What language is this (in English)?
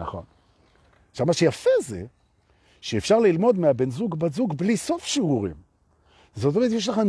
Hebrew